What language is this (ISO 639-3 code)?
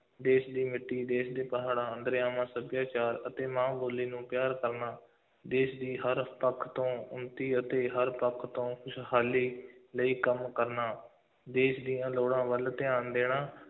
pan